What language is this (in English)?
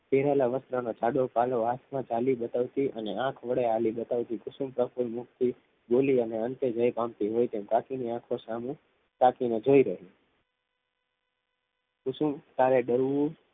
Gujarati